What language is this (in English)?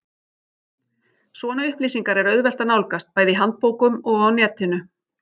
Icelandic